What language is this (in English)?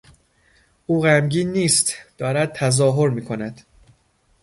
Persian